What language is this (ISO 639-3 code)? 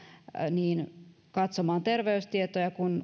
fin